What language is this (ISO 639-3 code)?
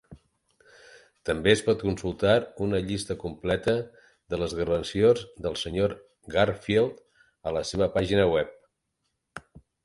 cat